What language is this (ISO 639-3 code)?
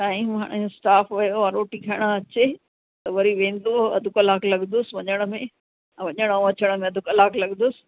snd